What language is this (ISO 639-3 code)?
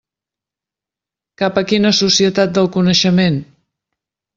cat